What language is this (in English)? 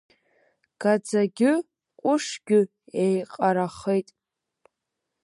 Abkhazian